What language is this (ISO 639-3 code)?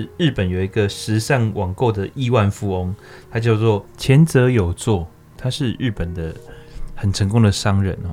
zho